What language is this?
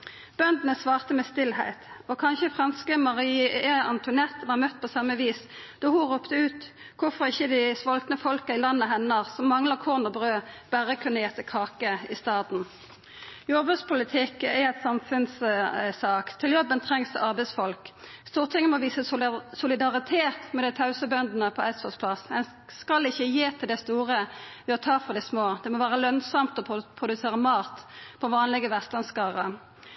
Norwegian Nynorsk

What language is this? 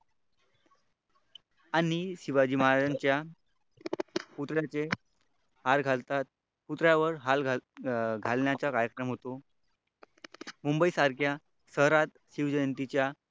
Marathi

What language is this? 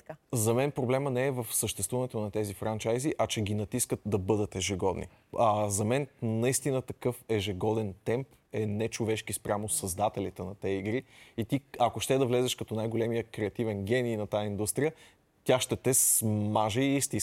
Bulgarian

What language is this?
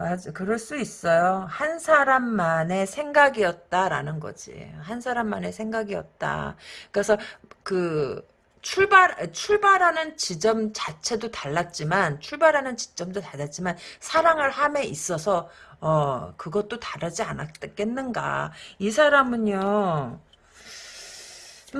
Korean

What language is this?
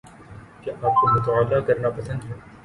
Urdu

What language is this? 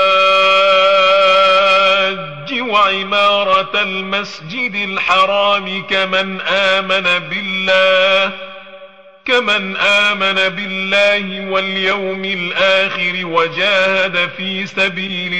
Arabic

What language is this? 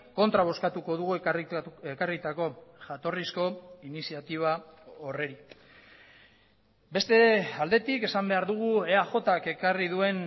Basque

